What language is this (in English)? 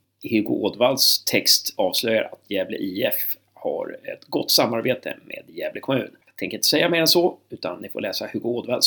Swedish